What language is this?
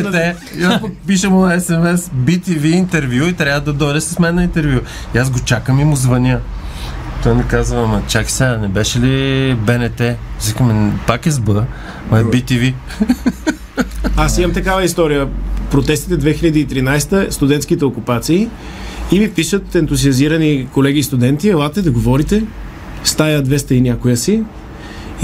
Bulgarian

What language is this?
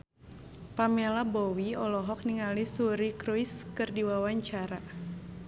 Sundanese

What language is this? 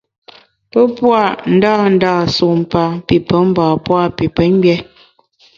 Bamun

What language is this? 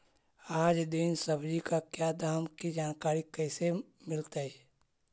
Magahi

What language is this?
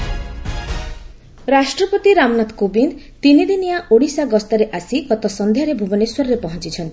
Odia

